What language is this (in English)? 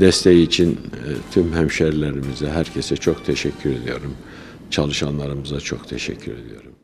Turkish